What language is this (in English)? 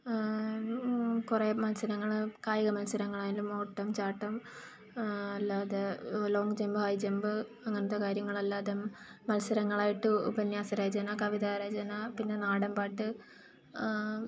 Malayalam